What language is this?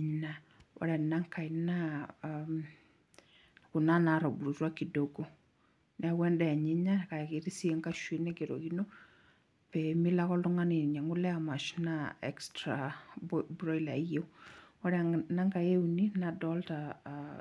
Masai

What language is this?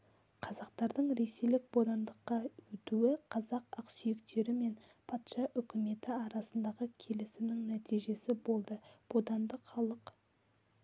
Kazakh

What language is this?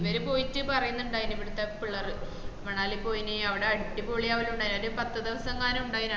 Malayalam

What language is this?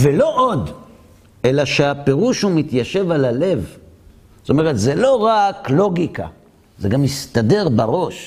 Hebrew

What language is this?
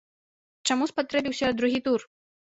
Belarusian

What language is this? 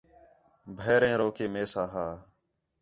Khetrani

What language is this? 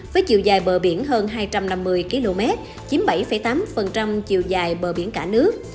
Vietnamese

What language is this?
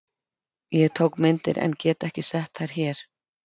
Icelandic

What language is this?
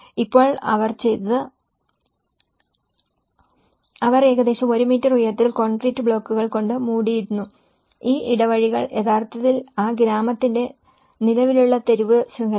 Malayalam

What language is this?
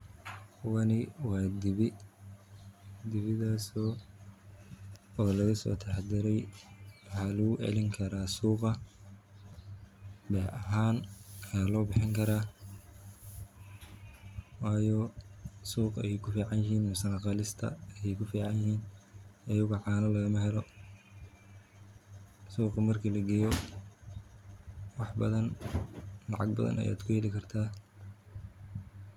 Somali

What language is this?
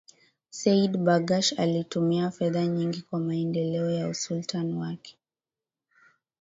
Swahili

